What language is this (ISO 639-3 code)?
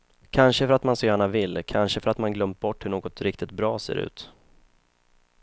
swe